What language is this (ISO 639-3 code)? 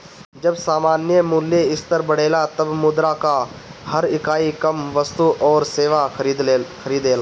bho